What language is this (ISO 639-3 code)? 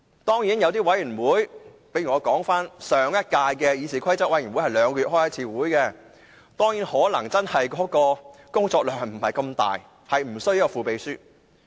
yue